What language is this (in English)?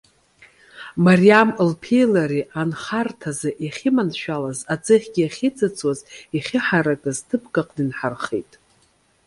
Abkhazian